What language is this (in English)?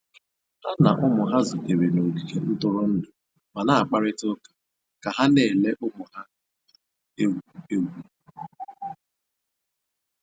Igbo